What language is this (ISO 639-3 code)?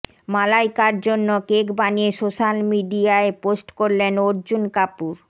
ben